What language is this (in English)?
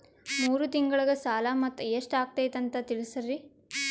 Kannada